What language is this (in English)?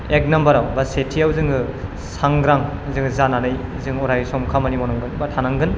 Bodo